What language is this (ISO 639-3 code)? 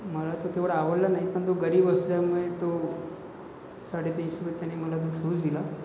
mar